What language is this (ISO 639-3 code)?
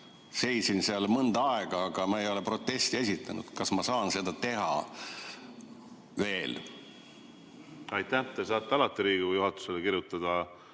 est